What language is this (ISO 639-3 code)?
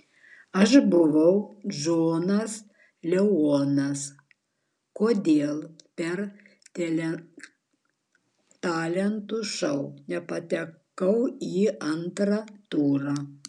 lit